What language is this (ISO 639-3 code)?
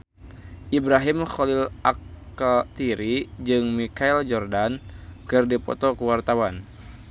sun